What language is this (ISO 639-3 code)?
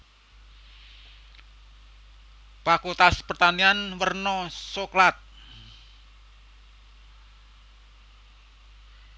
jav